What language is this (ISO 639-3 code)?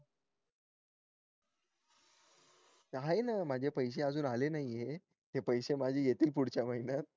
mar